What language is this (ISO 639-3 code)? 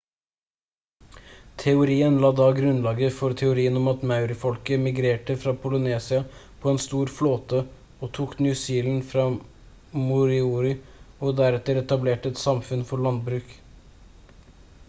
nob